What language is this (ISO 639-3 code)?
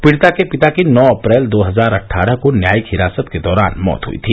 hin